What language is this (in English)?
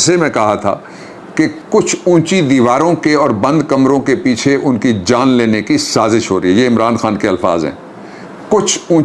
Hindi